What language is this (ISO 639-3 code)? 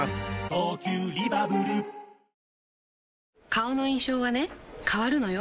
jpn